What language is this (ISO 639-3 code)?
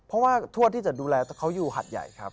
tha